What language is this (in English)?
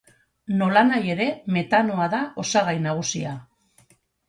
Basque